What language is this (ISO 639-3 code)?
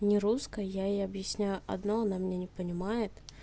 rus